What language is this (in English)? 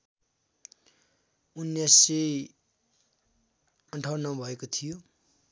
Nepali